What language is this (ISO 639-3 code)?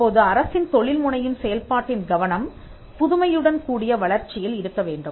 tam